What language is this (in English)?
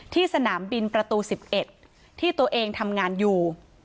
Thai